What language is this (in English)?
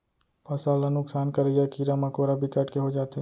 Chhattisgarhi